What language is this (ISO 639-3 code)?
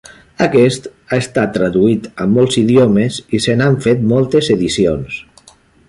cat